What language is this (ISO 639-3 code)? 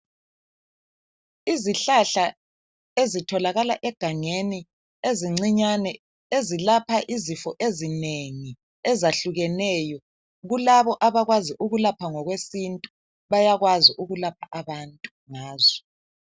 nde